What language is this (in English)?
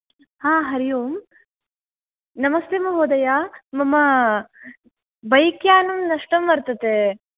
Sanskrit